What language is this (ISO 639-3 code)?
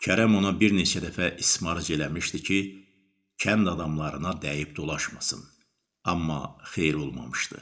tur